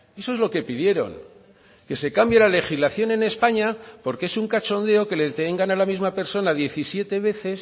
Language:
Spanish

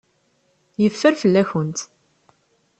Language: Kabyle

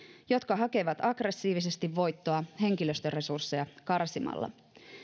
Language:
Finnish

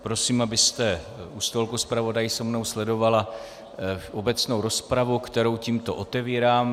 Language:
Czech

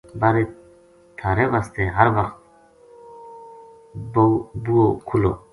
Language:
Gujari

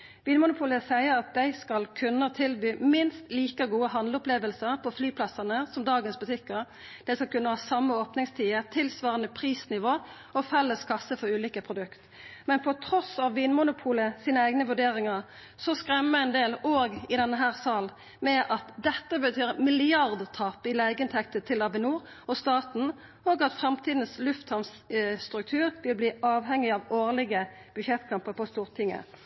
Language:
Norwegian Nynorsk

